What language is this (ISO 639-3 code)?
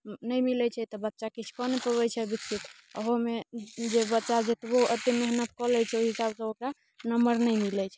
mai